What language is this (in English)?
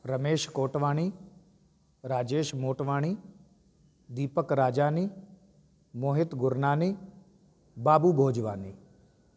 Sindhi